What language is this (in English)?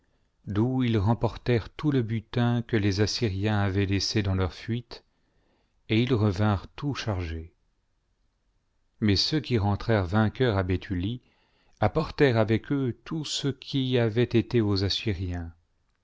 French